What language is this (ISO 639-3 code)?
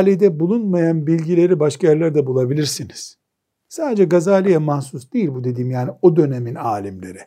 tur